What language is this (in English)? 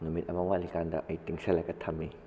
Manipuri